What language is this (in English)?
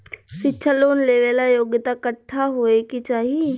Bhojpuri